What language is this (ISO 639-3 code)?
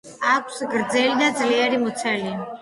kat